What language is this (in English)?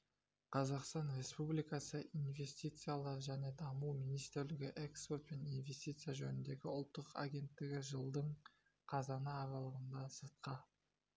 Kazakh